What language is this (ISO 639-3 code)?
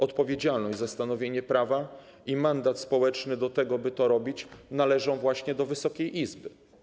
pol